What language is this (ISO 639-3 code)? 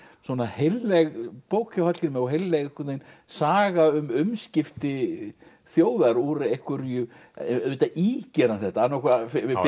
isl